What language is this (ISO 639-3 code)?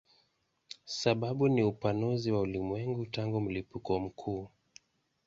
swa